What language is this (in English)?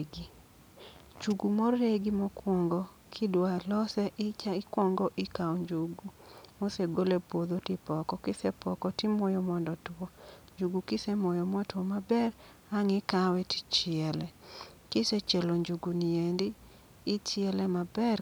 Luo (Kenya and Tanzania)